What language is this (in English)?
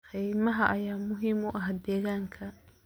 Somali